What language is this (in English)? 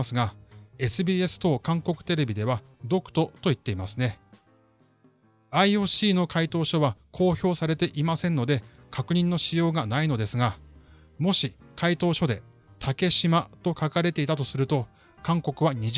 Japanese